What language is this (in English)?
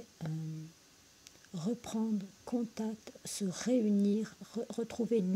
French